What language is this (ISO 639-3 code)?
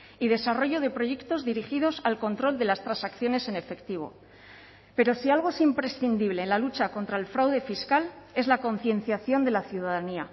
spa